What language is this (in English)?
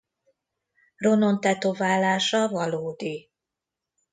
Hungarian